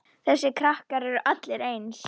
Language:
Icelandic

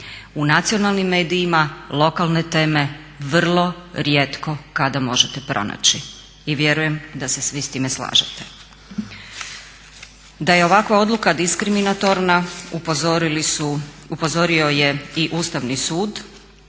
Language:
Croatian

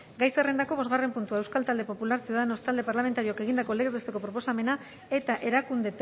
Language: Basque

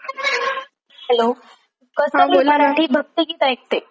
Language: Marathi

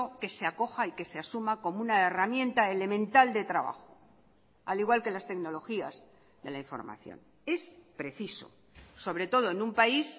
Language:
Spanish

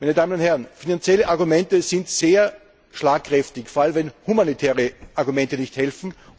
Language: German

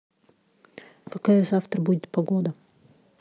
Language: Russian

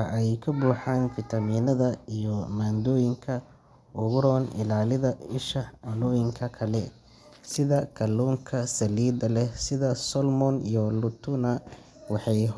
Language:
Somali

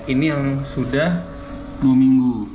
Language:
Indonesian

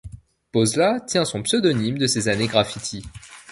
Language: French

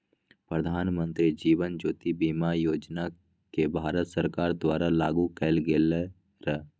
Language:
Magahi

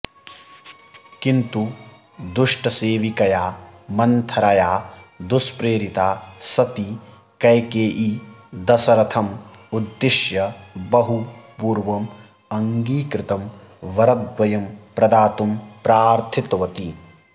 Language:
Sanskrit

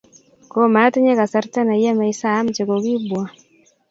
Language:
Kalenjin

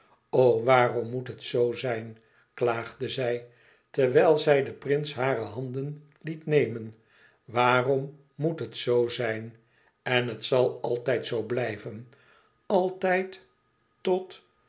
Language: Dutch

